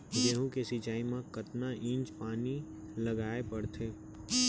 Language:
Chhattisgarhi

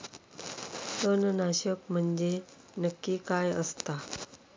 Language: Marathi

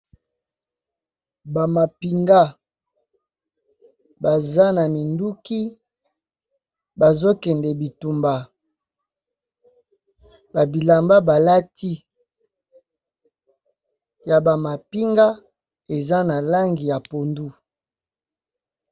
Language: Lingala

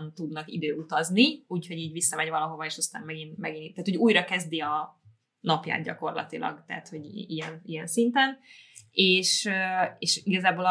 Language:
Hungarian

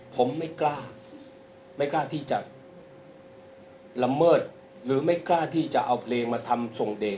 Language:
Thai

